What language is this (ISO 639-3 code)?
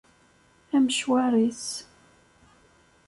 kab